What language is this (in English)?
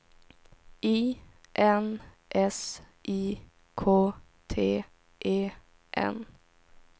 Swedish